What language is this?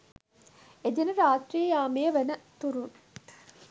Sinhala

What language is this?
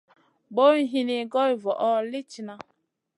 Masana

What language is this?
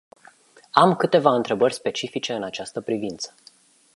Romanian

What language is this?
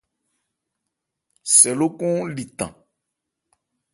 Ebrié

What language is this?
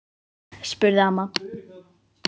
Icelandic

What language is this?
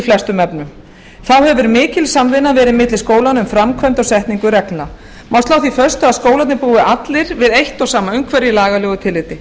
Icelandic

